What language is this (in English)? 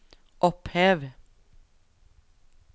Norwegian